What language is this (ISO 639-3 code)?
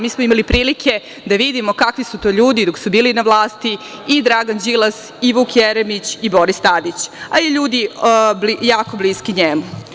srp